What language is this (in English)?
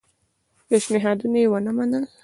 Pashto